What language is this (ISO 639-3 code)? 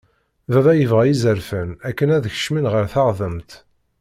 kab